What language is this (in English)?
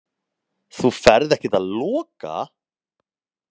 Icelandic